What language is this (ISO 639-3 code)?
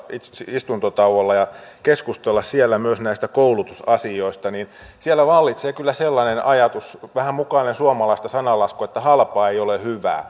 fin